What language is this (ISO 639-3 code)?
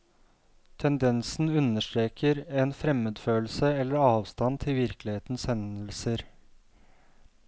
nor